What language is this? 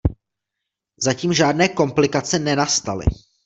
Czech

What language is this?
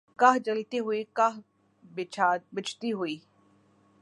Urdu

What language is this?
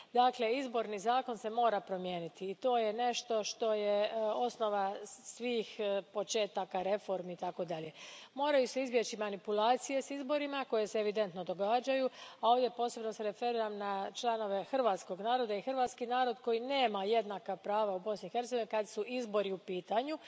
Croatian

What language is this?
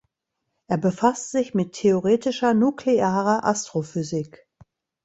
German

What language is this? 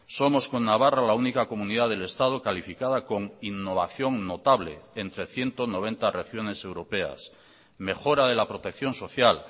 Spanish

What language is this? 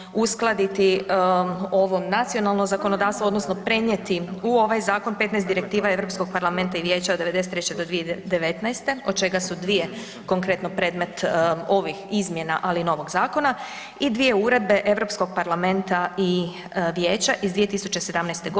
Croatian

